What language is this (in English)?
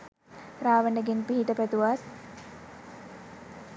Sinhala